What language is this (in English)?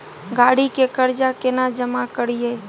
Maithili